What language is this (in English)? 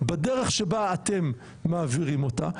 Hebrew